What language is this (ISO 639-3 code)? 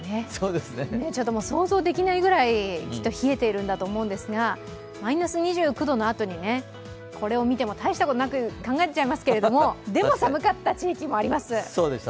jpn